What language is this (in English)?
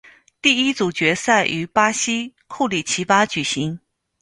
Chinese